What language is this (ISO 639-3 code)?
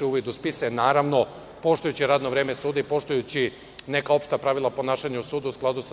srp